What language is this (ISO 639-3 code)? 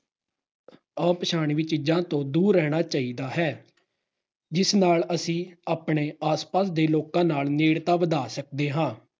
pan